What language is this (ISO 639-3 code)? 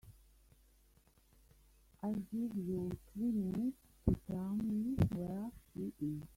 eng